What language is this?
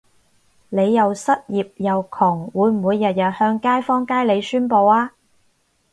Cantonese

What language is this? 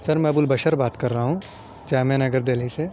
Urdu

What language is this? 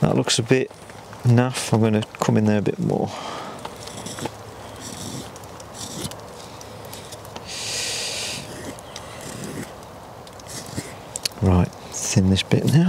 English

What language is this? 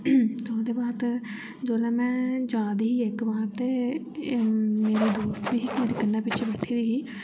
Dogri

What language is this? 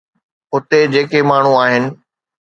Sindhi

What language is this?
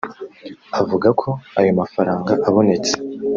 Kinyarwanda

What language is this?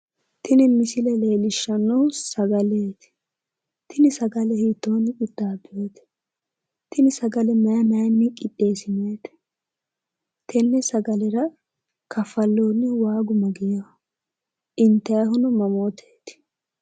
Sidamo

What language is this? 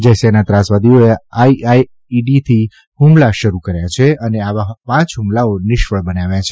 Gujarati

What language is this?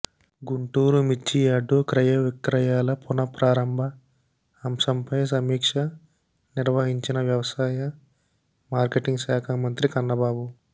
Telugu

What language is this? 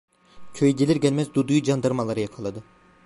Turkish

